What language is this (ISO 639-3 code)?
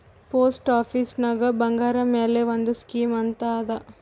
kan